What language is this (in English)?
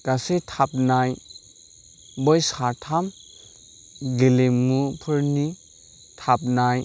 Bodo